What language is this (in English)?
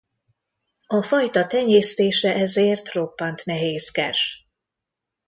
Hungarian